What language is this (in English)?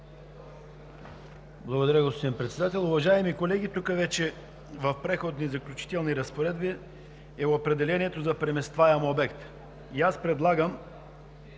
Bulgarian